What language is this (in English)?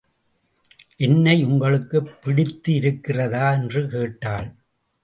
Tamil